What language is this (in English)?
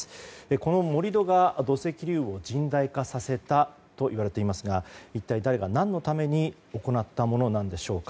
Japanese